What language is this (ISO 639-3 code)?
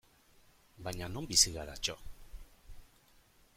eus